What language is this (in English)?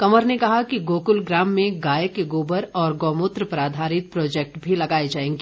Hindi